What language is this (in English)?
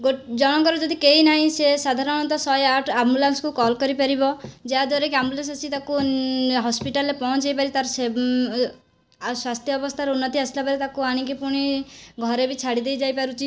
Odia